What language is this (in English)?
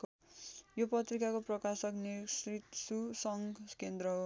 Nepali